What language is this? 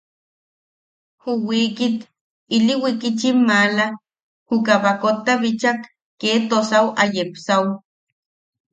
Yaqui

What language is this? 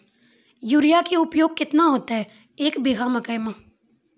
Maithili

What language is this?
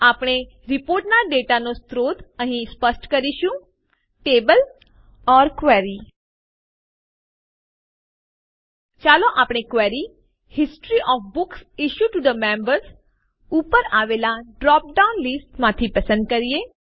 Gujarati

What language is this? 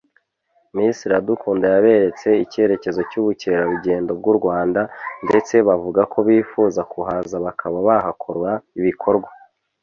Kinyarwanda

